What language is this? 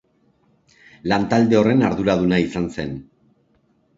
Basque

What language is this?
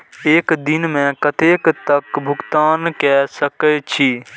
Maithili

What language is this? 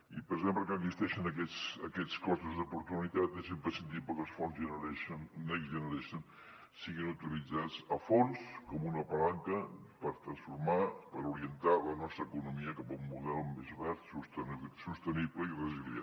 Catalan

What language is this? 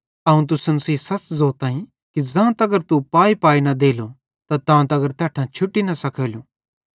Bhadrawahi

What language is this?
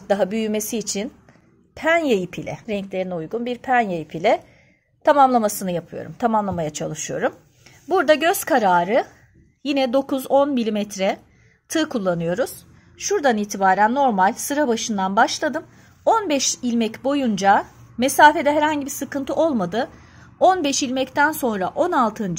Turkish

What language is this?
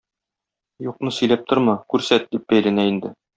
Tatar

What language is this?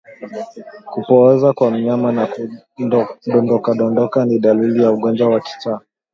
Swahili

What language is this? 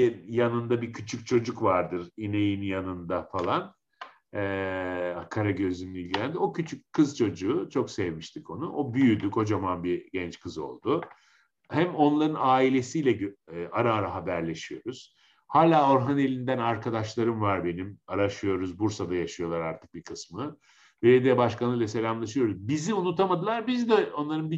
Turkish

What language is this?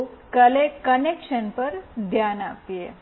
Gujarati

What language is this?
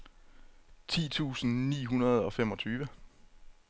Danish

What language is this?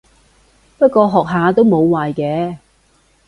Cantonese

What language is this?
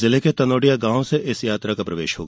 Hindi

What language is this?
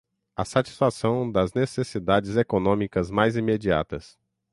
Portuguese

